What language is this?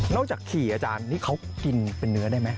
Thai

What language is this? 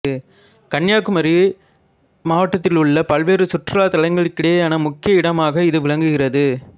Tamil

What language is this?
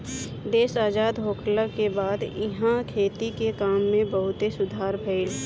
Bhojpuri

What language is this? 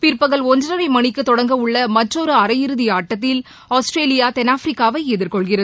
Tamil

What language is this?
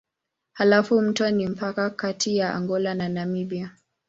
Swahili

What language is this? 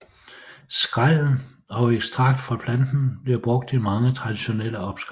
Danish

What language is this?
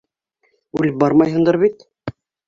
Bashkir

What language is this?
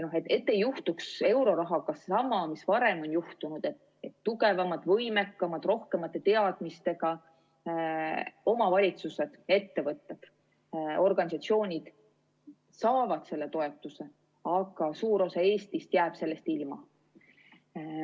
Estonian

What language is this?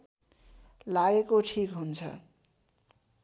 Nepali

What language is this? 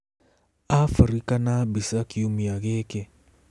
Kikuyu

